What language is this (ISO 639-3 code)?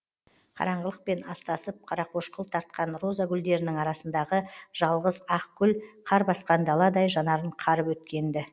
kaz